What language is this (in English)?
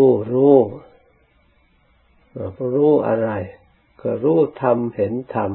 Thai